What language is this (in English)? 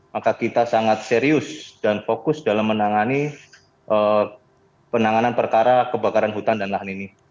Indonesian